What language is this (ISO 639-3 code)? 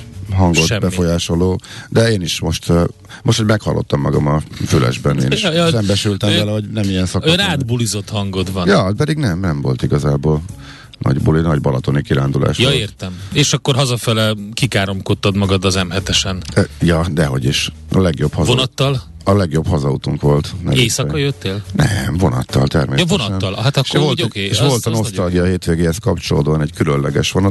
hun